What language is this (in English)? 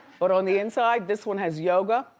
English